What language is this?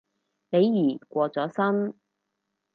Cantonese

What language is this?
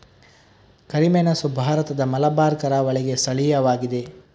Kannada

